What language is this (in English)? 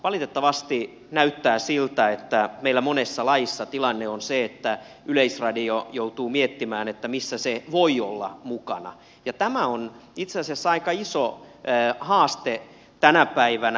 Finnish